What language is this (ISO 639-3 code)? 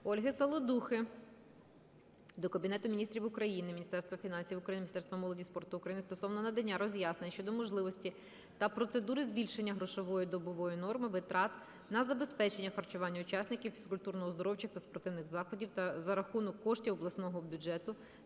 ukr